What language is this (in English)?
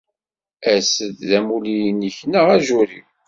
Kabyle